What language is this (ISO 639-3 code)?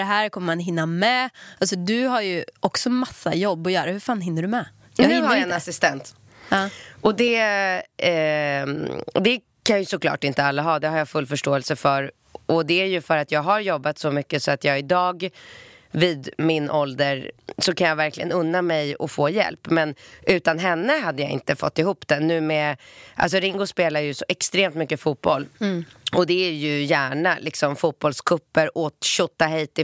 swe